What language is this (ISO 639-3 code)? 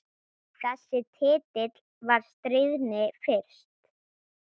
isl